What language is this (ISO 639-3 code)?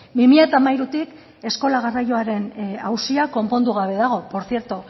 eus